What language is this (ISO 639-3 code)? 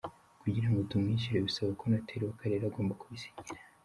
kin